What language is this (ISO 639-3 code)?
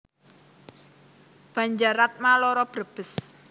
jav